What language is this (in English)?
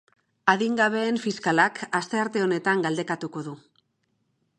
Basque